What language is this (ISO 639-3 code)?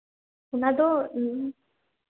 sat